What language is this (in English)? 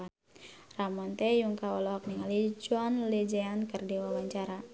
Sundanese